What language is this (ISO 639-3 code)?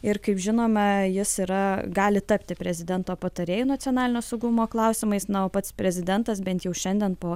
lit